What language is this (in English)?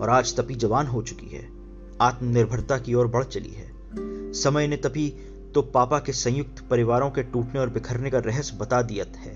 Hindi